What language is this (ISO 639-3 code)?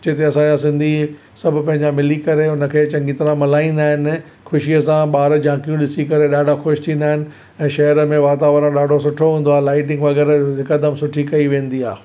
snd